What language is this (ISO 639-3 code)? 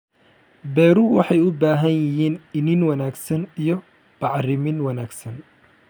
som